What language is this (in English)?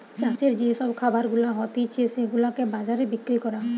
Bangla